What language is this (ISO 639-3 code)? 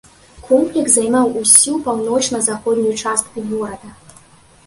bel